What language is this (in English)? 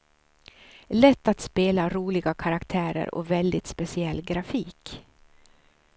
Swedish